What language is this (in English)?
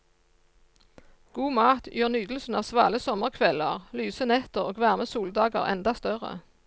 Norwegian